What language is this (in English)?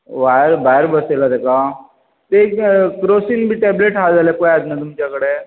Konkani